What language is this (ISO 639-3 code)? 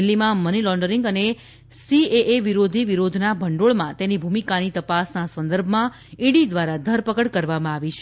guj